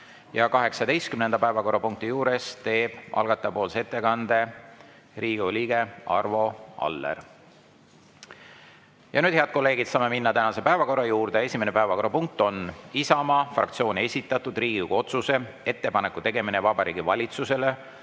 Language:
Estonian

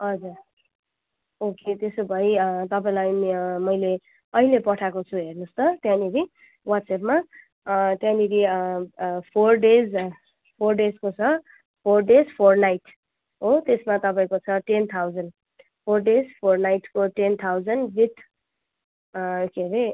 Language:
Nepali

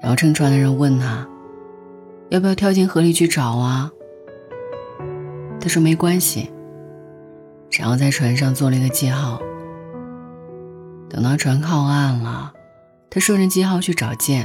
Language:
Chinese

